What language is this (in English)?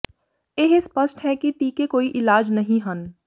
Punjabi